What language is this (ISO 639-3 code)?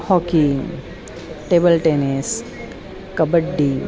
san